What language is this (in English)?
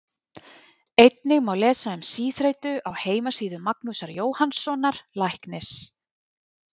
Icelandic